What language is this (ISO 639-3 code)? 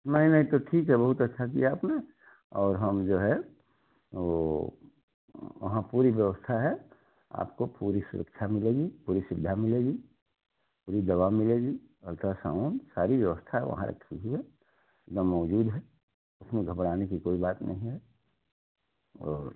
hin